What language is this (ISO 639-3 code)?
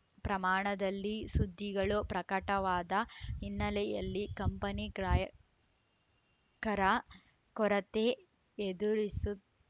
kan